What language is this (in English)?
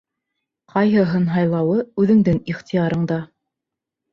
Bashkir